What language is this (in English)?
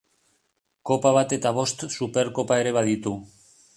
Basque